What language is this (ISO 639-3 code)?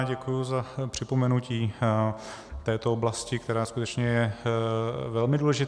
ces